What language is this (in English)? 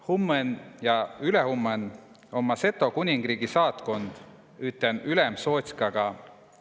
Estonian